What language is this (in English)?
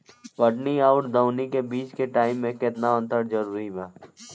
Bhojpuri